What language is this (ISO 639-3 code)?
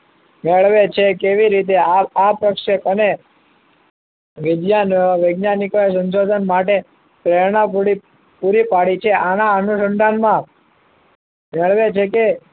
guj